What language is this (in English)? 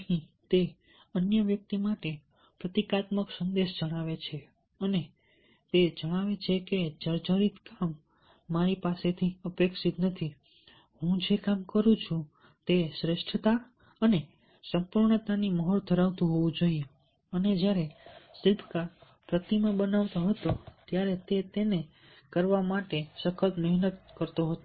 Gujarati